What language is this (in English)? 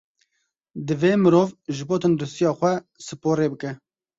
Kurdish